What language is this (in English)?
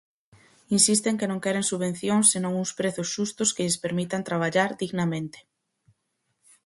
Galician